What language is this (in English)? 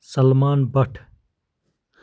Kashmiri